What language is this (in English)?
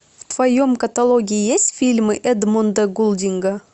Russian